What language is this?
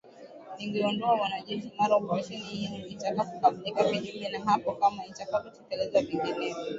Swahili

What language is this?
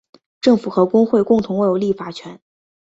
Chinese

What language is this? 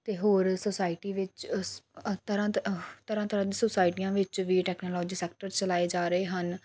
Punjabi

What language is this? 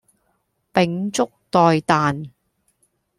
Cantonese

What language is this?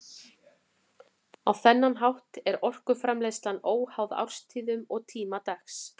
Icelandic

